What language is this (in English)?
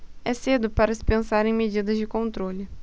Portuguese